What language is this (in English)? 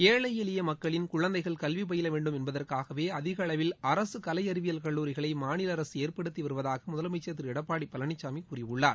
Tamil